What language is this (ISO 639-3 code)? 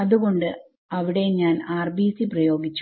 mal